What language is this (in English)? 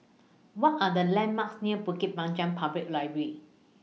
English